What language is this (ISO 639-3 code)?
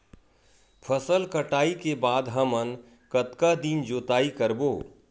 hne